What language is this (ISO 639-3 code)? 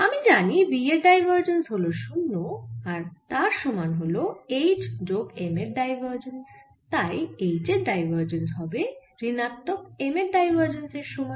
ben